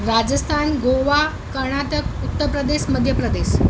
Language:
Gujarati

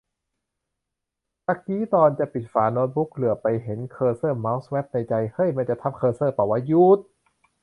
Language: Thai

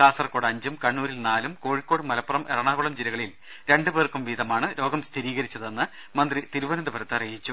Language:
Malayalam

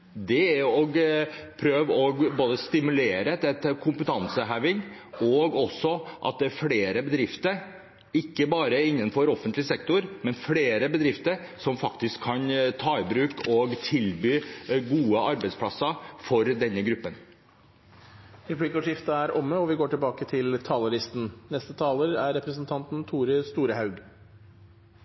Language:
Norwegian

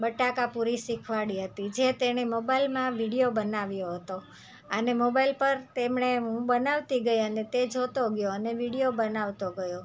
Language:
Gujarati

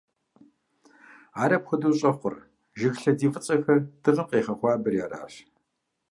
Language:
Kabardian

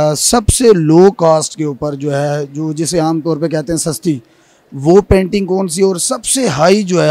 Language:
Hindi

